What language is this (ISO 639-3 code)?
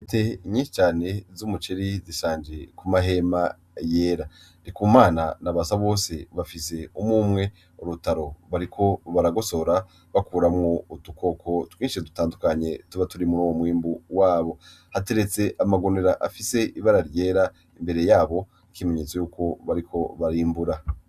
run